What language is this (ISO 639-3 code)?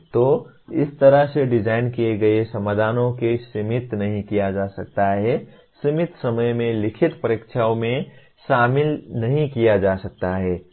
hin